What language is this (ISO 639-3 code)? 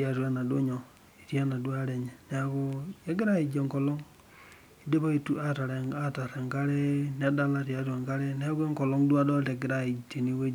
mas